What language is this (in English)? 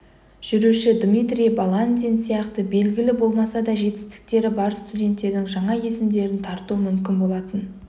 Kazakh